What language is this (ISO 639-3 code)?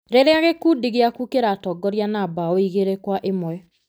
kik